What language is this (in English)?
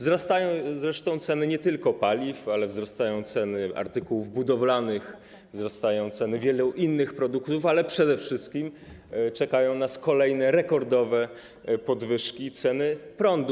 Polish